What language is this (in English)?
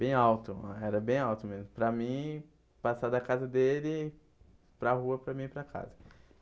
Portuguese